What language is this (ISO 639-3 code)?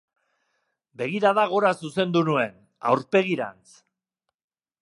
eus